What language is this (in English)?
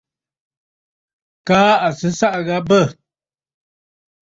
Bafut